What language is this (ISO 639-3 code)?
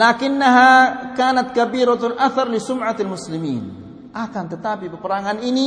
msa